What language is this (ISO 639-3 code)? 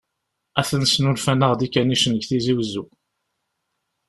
kab